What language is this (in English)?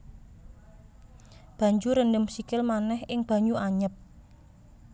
Javanese